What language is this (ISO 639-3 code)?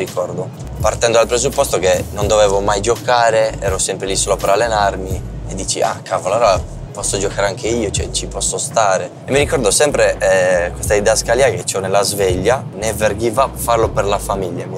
ita